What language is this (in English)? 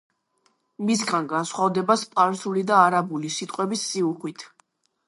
Georgian